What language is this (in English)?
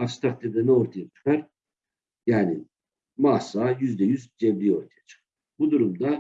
Turkish